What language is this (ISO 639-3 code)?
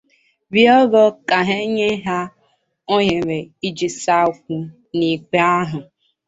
ibo